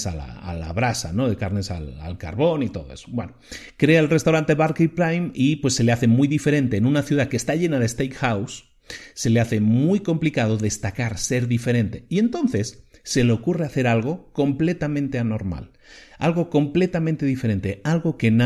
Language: Spanish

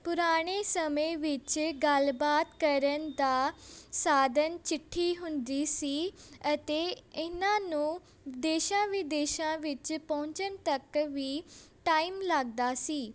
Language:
Punjabi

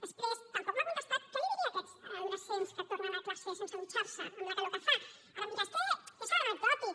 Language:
Catalan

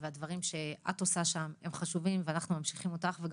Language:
Hebrew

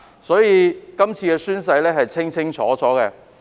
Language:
Cantonese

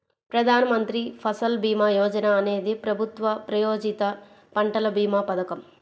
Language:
Telugu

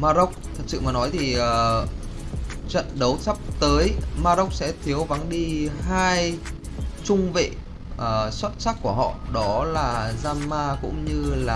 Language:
Vietnamese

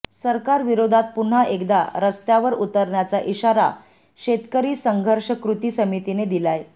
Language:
Marathi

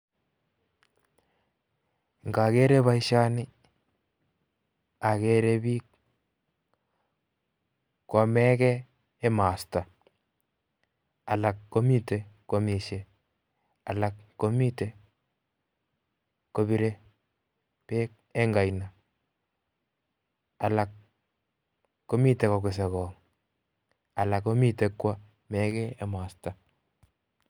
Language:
Kalenjin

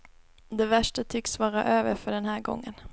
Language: Swedish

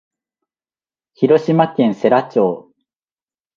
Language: Japanese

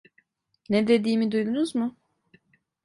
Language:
Turkish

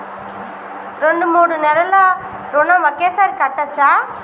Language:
Telugu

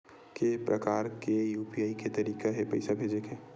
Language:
Chhattisgarhi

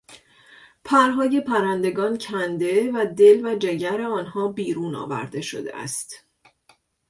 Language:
Persian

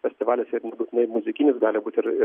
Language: Lithuanian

